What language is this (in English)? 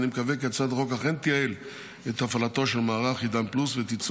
Hebrew